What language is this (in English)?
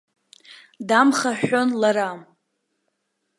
Abkhazian